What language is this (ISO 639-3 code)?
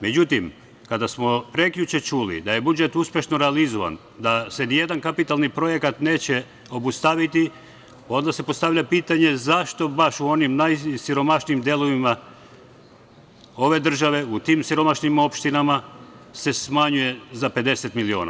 srp